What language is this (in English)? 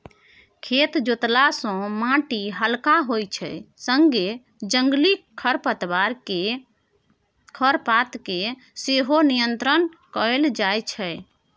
Maithili